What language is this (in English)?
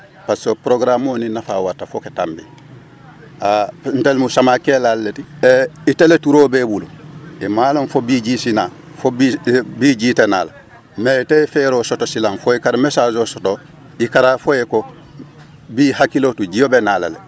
Wolof